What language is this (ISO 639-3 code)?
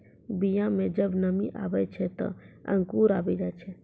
mai